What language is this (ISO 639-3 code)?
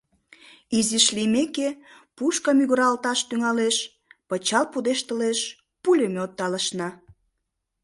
chm